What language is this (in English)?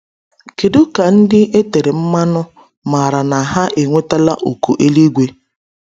Igbo